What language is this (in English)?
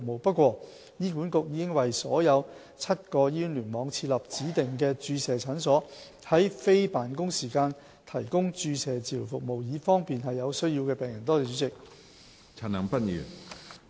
Cantonese